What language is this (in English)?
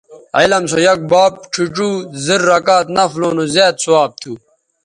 Bateri